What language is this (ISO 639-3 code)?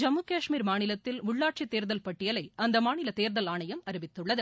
tam